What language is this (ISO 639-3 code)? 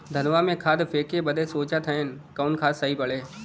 bho